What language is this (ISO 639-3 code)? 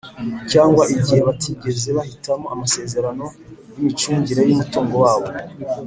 kin